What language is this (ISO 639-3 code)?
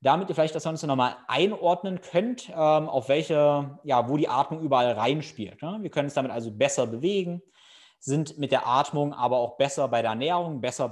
deu